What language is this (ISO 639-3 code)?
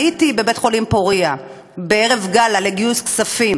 heb